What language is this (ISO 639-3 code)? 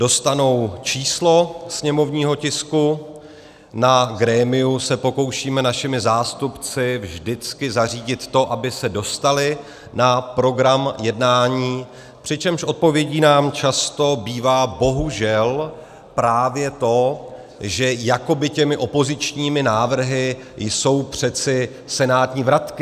ces